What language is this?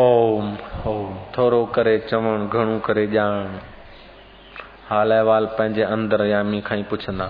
Hindi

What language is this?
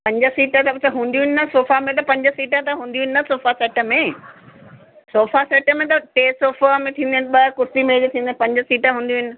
Sindhi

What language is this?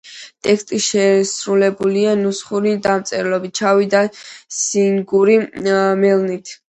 Georgian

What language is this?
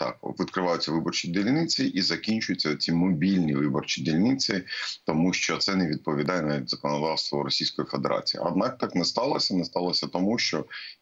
Russian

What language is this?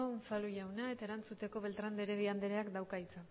Basque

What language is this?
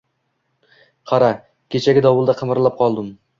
Uzbek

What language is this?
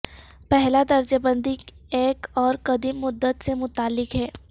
Urdu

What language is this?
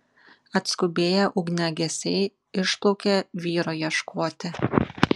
Lithuanian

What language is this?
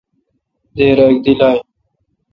Kalkoti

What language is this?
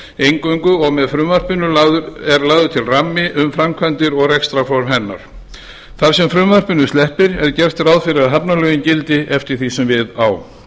Icelandic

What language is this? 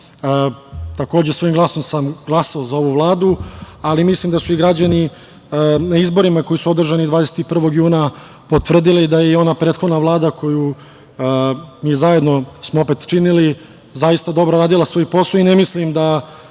Serbian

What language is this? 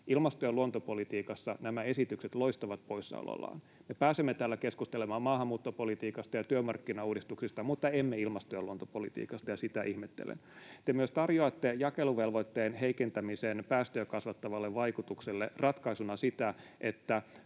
Finnish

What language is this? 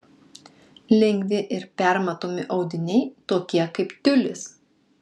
Lithuanian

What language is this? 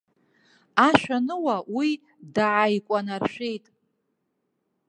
Abkhazian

